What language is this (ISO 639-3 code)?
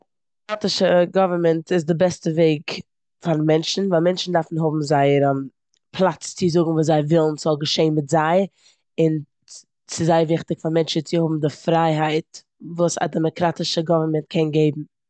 yid